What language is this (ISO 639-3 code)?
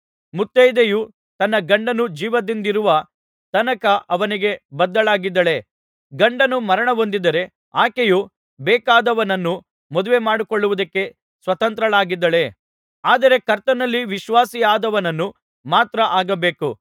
kan